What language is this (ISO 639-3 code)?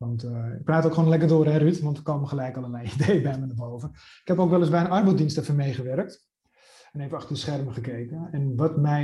nld